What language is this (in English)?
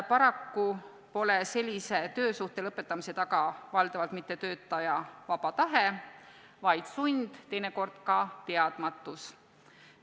Estonian